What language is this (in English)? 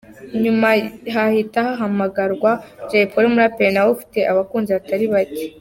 Kinyarwanda